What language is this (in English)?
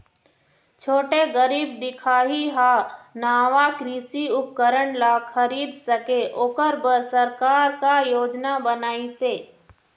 Chhattisgarhi